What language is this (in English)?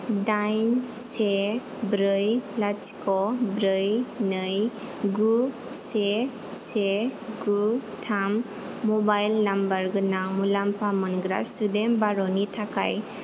Bodo